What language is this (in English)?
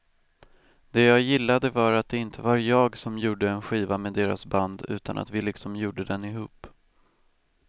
Swedish